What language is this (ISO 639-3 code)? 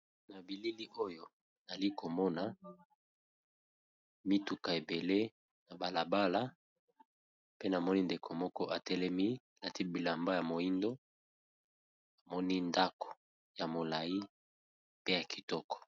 lin